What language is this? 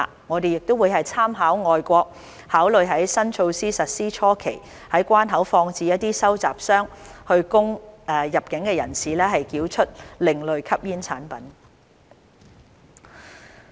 Cantonese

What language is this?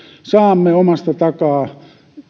Finnish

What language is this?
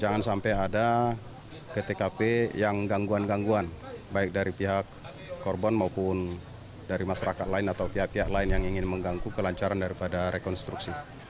Indonesian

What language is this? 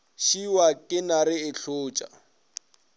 Northern Sotho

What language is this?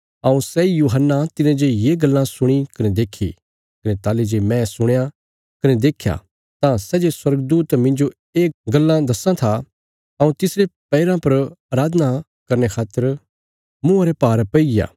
Bilaspuri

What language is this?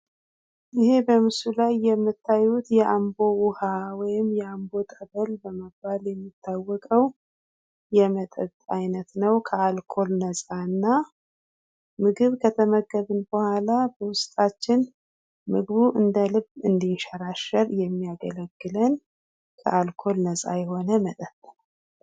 Amharic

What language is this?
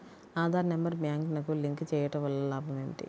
Telugu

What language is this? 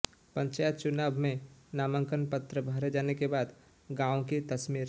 Hindi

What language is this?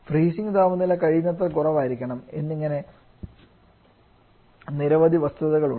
Malayalam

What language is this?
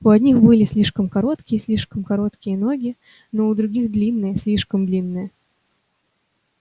Russian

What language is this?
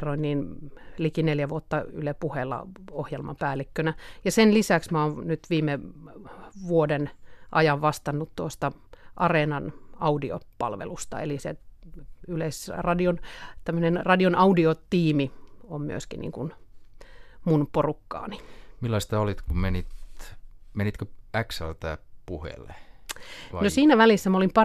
Finnish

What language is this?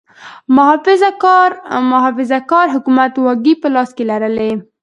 Pashto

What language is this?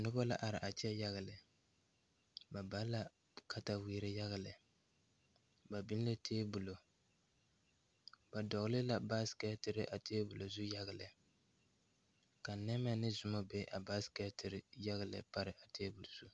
Southern Dagaare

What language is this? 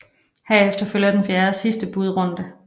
Danish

